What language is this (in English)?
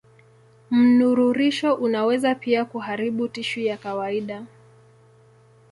Swahili